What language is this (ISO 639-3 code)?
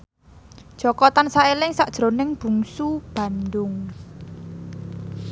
jav